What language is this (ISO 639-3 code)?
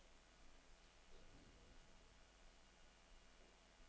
dan